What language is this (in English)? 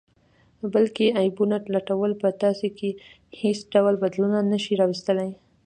Pashto